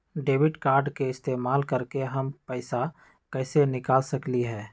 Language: Magahi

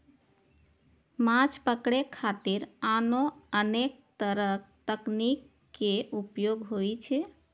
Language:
Maithili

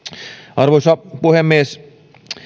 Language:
Finnish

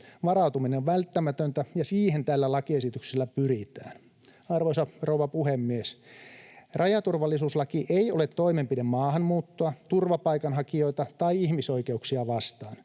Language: Finnish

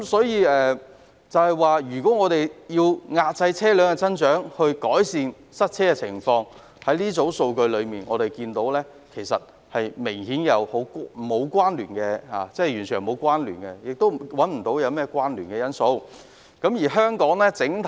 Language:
Cantonese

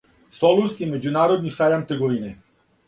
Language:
Serbian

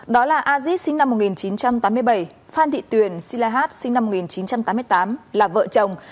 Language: Vietnamese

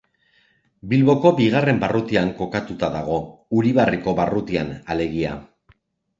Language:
Basque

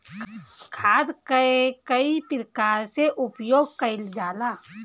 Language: Bhojpuri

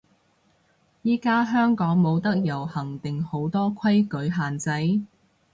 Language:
Cantonese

